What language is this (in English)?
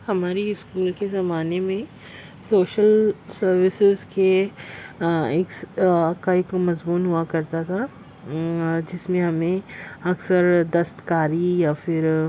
Urdu